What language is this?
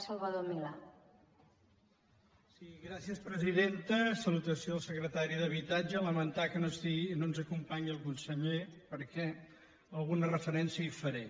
Catalan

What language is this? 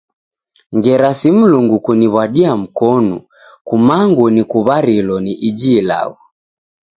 Taita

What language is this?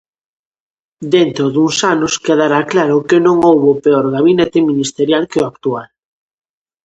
Galician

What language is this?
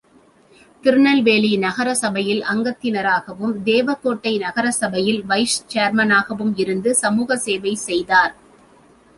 Tamil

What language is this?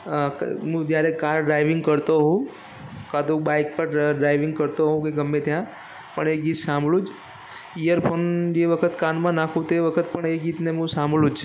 Gujarati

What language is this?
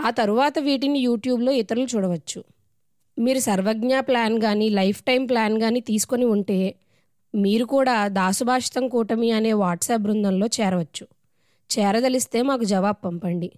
Telugu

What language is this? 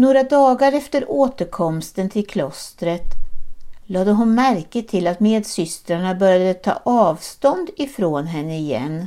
Swedish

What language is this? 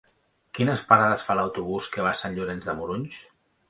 Catalan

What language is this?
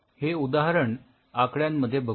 Marathi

